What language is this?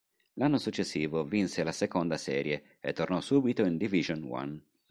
Italian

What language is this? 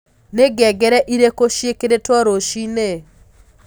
Kikuyu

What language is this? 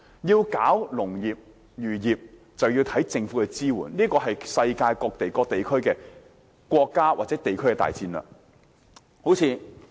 Cantonese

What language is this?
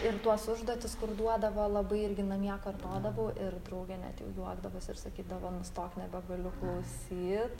Lithuanian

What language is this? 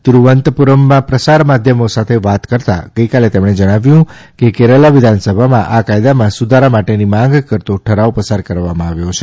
Gujarati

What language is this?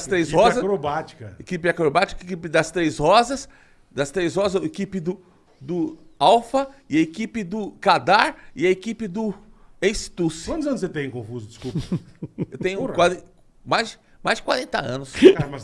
Portuguese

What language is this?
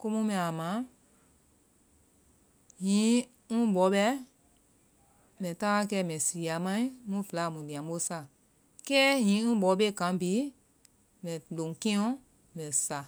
Vai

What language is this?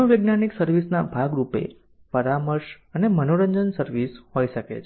Gujarati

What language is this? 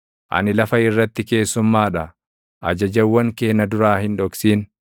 Oromo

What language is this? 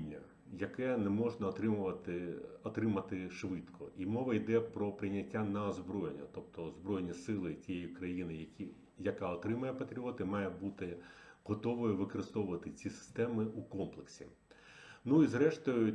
Ukrainian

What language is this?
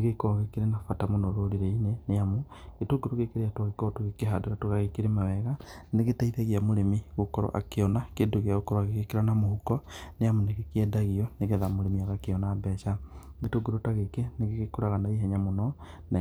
Kikuyu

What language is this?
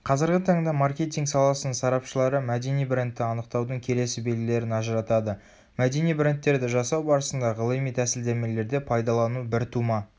Kazakh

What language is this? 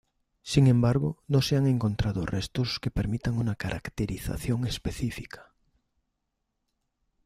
Spanish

